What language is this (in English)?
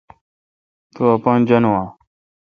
Kalkoti